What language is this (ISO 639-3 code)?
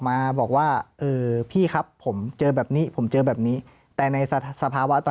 tha